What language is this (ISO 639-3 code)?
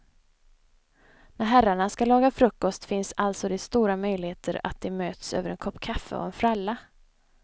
swe